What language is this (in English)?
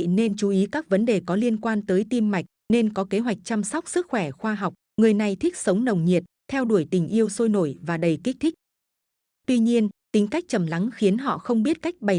Vietnamese